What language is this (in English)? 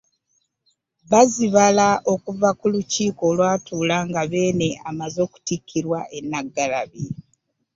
Ganda